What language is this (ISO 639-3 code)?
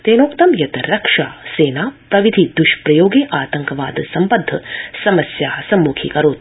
san